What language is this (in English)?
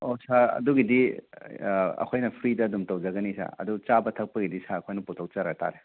Manipuri